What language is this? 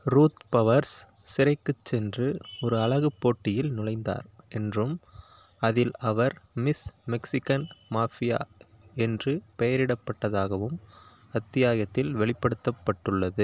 Tamil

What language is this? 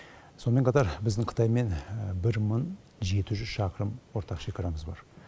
Kazakh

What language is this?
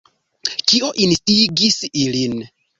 Esperanto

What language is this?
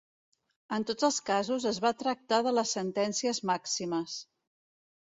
Catalan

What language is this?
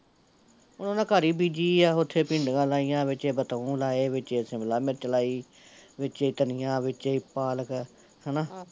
Punjabi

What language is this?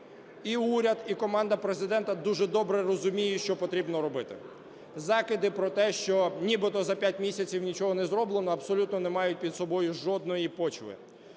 Ukrainian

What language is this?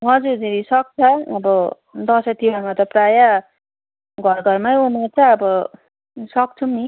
Nepali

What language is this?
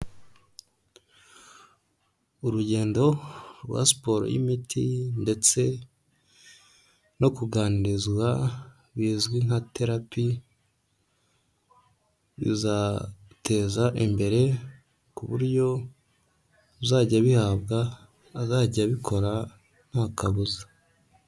Kinyarwanda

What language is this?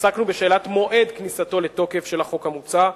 Hebrew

